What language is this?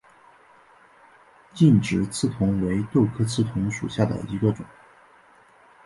Chinese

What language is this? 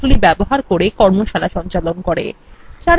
Bangla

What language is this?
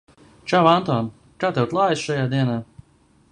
Latvian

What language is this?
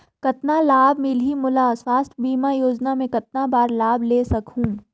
Chhattisgarhi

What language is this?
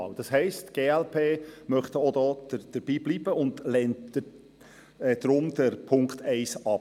Swiss German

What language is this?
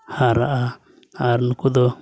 Santali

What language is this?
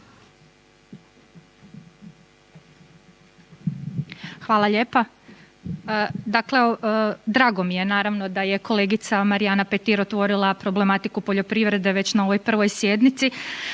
Croatian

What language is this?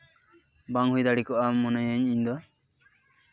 Santali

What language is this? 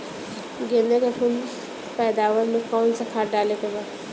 Bhojpuri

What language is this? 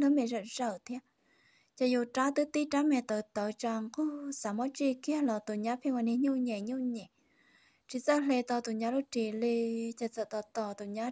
Vietnamese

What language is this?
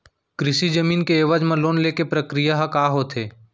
Chhattisgarhi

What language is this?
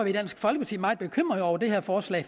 Danish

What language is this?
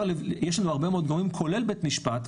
Hebrew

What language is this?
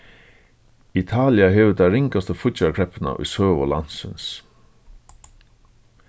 Faroese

